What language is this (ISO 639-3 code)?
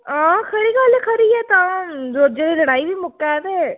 doi